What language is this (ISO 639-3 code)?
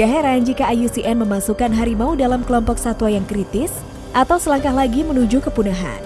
ind